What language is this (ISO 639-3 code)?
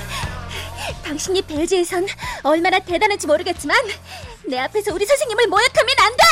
kor